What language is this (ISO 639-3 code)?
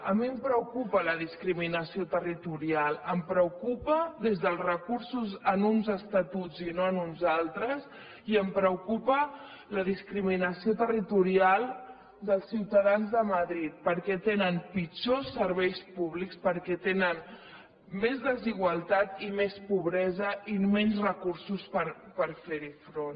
cat